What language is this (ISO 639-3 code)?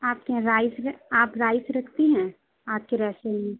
urd